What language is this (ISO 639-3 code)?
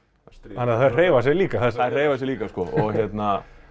isl